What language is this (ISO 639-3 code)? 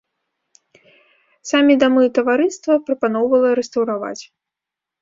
bel